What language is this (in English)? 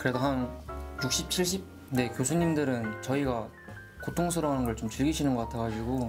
Korean